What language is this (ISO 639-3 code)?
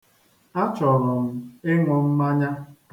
ibo